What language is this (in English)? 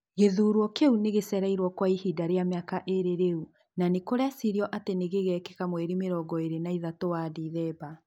Kikuyu